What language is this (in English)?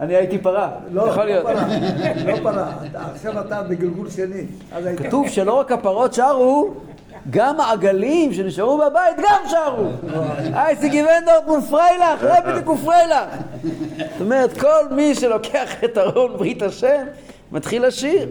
Hebrew